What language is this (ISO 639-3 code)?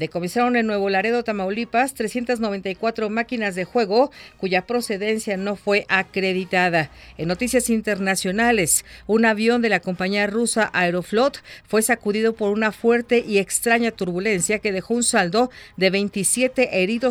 spa